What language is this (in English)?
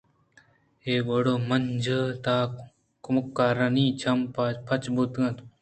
Eastern Balochi